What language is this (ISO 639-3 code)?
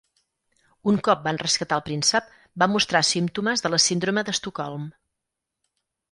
cat